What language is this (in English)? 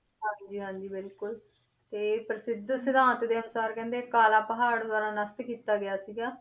Punjabi